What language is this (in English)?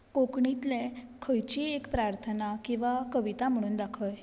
Konkani